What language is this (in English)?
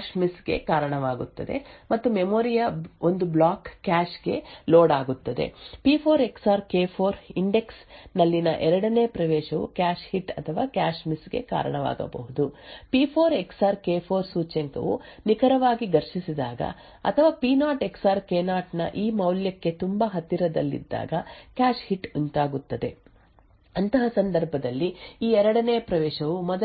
Kannada